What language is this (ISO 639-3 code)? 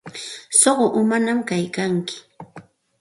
qxt